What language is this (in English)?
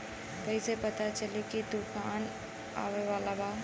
Bhojpuri